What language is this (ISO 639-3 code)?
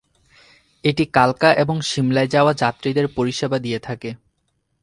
ben